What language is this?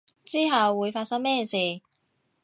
Cantonese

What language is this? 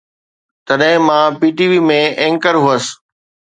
Sindhi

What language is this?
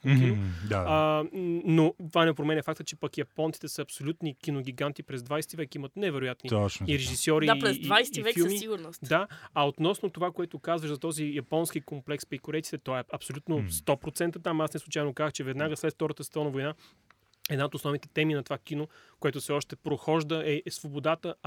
Bulgarian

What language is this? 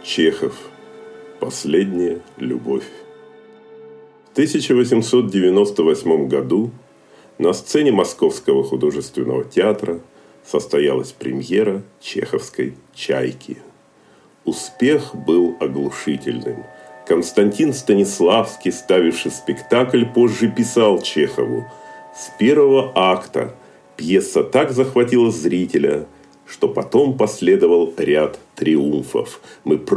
Russian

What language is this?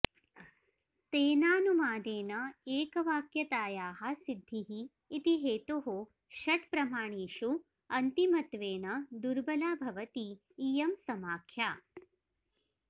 Sanskrit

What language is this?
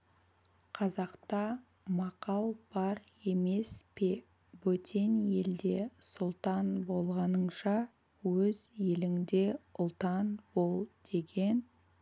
Kazakh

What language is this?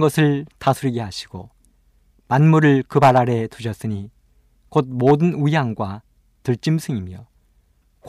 Korean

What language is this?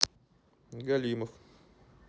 Russian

